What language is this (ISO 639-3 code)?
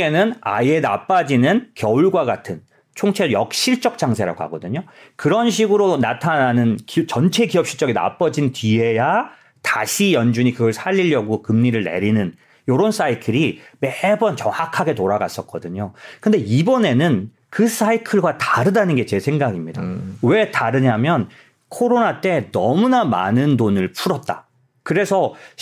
kor